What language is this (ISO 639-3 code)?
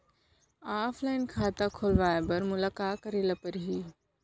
hne